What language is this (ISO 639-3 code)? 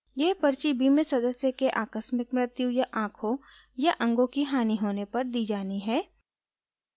hin